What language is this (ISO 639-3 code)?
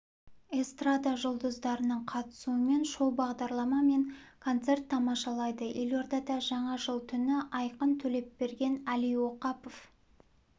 kaz